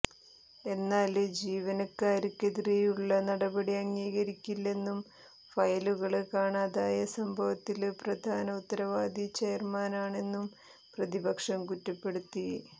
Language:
Malayalam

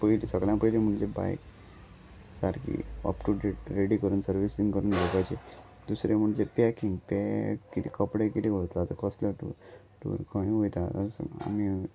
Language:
Konkani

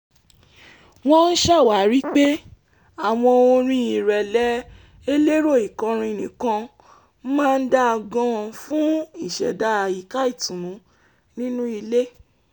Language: Yoruba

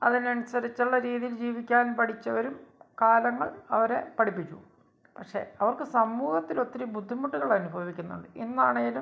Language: Malayalam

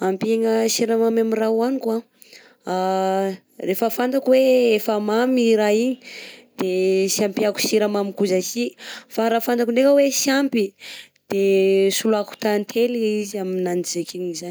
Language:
Southern Betsimisaraka Malagasy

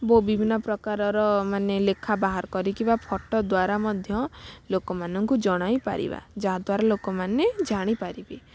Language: Odia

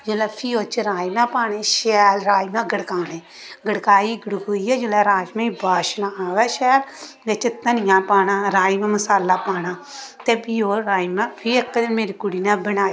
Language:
Dogri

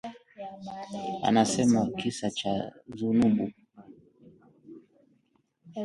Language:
Swahili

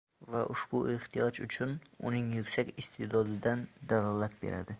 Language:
Uzbek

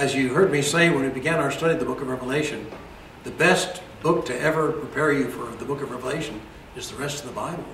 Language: English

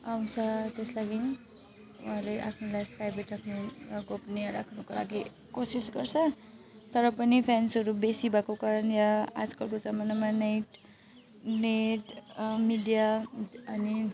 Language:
Nepali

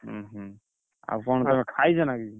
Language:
Odia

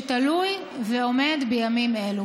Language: Hebrew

